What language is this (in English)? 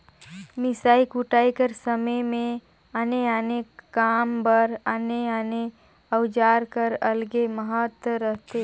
Chhattisgarhi